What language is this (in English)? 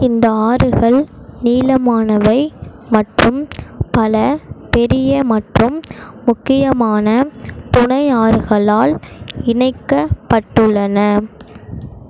Tamil